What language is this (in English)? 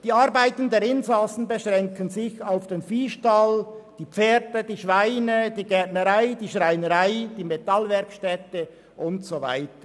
Swiss German